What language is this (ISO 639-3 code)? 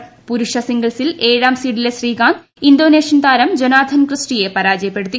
mal